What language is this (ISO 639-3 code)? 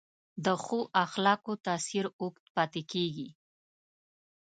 pus